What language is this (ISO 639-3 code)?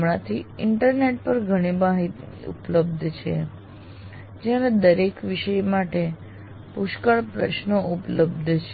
guj